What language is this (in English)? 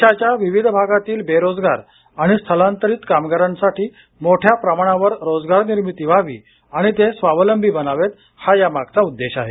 Marathi